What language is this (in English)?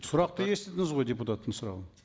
Kazakh